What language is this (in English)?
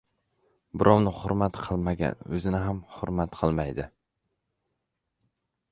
Uzbek